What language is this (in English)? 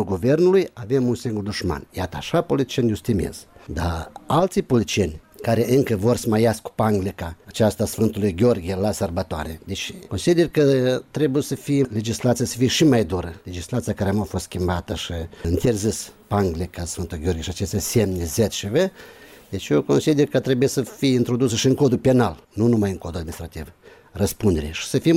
Romanian